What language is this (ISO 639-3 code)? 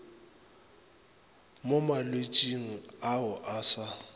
nso